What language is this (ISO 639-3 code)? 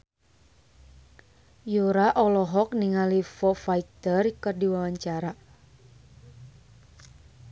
sun